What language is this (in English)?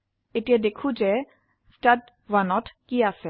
Assamese